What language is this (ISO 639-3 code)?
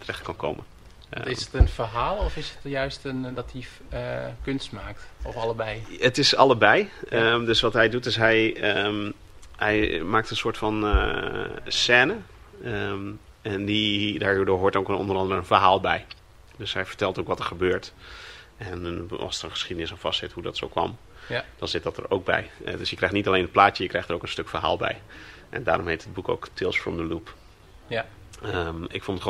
nld